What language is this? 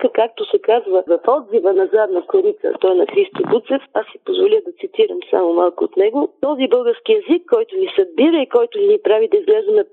Bulgarian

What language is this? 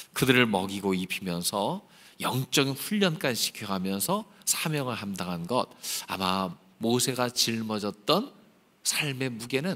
Korean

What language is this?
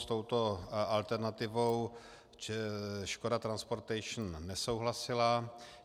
Czech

